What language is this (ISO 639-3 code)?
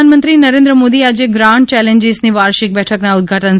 guj